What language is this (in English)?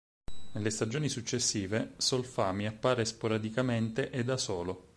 Italian